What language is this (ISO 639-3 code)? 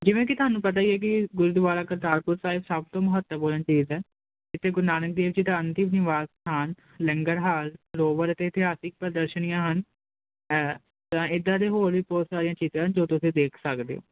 pan